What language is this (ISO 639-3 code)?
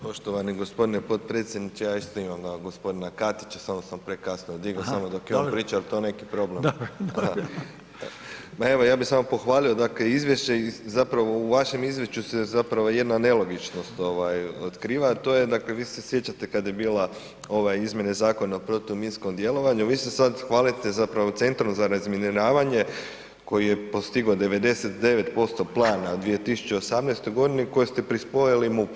hrv